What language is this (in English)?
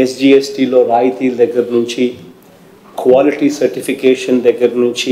Hindi